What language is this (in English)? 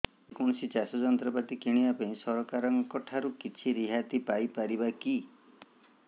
Odia